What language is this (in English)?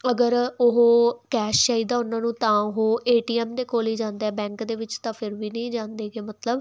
Punjabi